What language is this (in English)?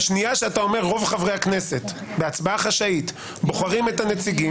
Hebrew